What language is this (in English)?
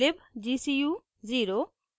Hindi